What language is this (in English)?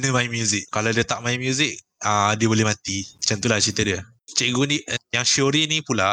Malay